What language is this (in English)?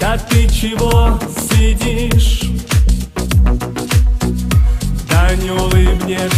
Vietnamese